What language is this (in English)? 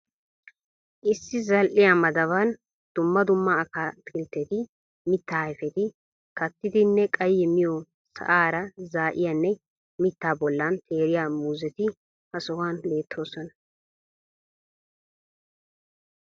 Wolaytta